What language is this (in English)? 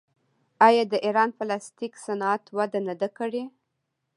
Pashto